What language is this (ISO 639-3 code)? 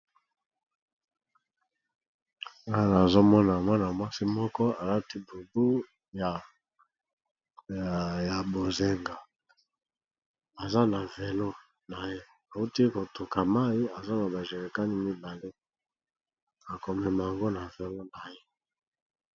lin